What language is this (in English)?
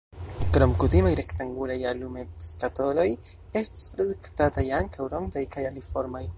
Esperanto